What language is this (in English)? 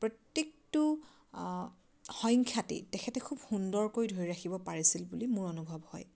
Assamese